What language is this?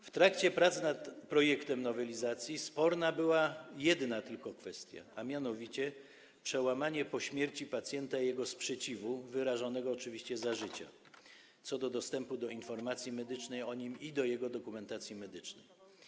Polish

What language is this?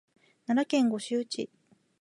Japanese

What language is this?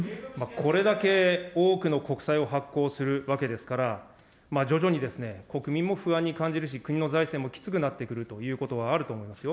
Japanese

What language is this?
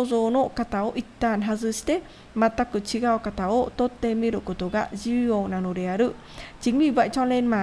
Vietnamese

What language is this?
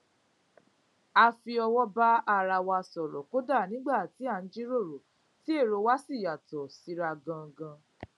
Yoruba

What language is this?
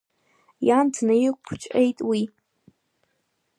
Abkhazian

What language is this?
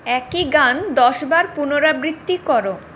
Bangla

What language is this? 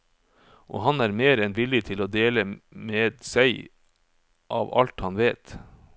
Norwegian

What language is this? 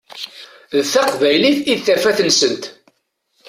Kabyle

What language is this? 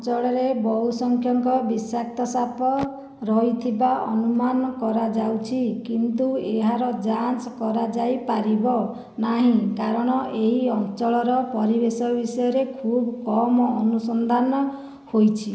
Odia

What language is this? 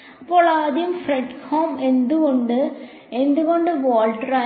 Malayalam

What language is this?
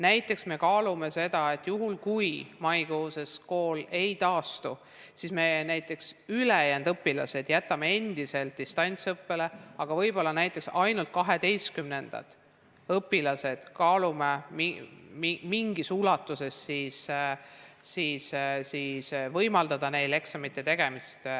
Estonian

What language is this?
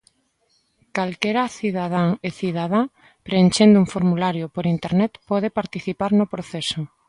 Galician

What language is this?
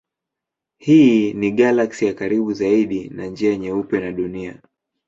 Swahili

